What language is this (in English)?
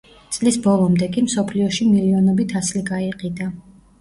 Georgian